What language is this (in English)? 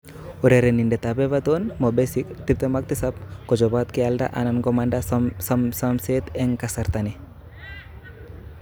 Kalenjin